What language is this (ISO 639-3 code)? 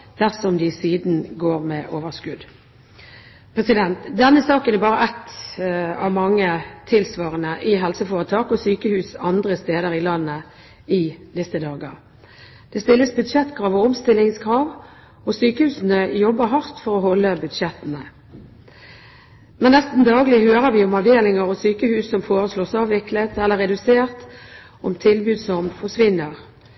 nob